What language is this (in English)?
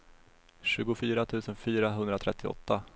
Swedish